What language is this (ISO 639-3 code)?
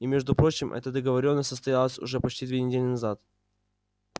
rus